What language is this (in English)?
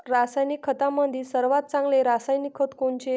Marathi